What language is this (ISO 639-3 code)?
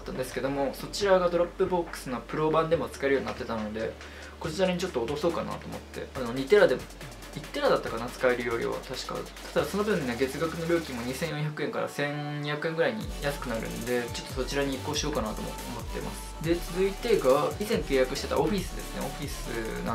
jpn